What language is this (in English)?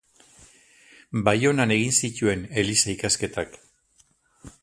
Basque